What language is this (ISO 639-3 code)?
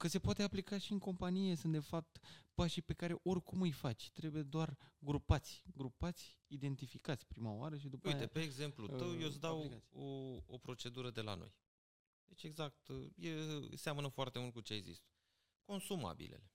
ron